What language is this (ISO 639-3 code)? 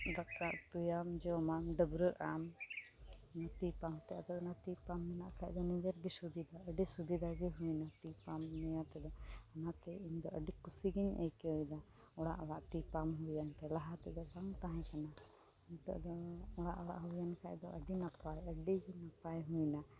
sat